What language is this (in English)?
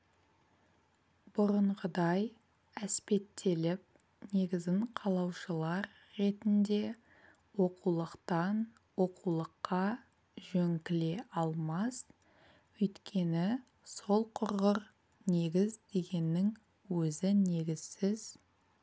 Kazakh